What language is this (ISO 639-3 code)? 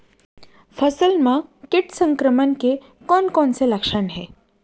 hne